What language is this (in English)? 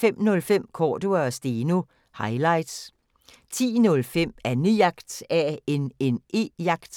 Danish